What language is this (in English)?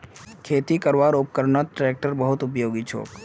Magahi